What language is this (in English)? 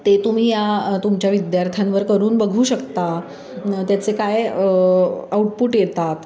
Marathi